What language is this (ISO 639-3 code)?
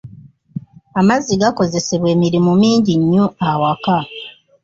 lug